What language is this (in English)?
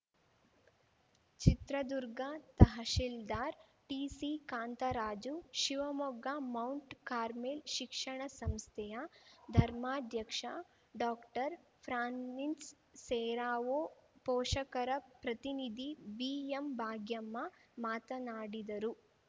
Kannada